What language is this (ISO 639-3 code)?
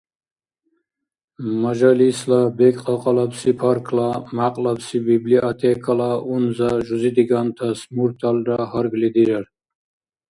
dar